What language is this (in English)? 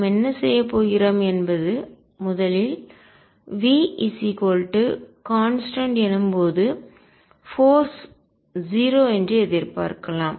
Tamil